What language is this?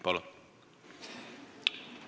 Estonian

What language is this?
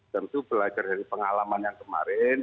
Indonesian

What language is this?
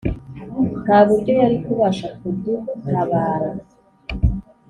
Kinyarwanda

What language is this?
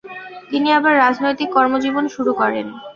Bangla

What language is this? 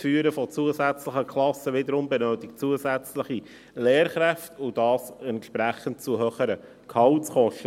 Swiss German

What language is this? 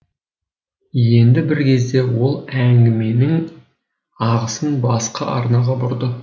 Kazakh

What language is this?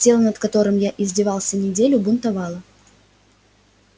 Russian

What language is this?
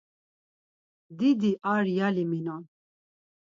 Laz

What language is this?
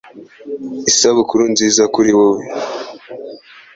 Kinyarwanda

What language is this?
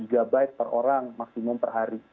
Indonesian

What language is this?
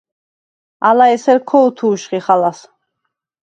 Svan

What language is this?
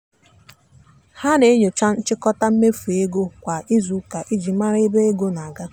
Igbo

